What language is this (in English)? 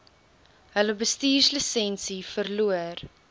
Afrikaans